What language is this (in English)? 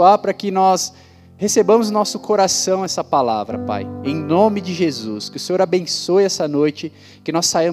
Portuguese